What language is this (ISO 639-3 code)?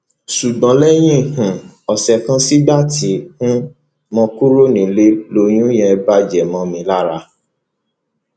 yor